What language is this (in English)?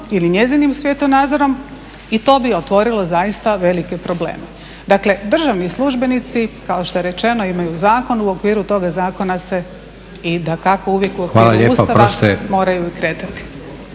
Croatian